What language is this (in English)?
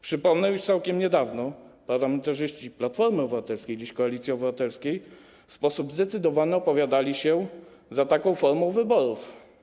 Polish